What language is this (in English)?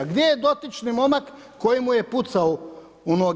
Croatian